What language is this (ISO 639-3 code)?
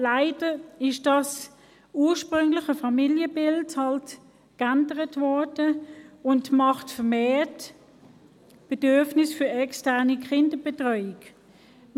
gsw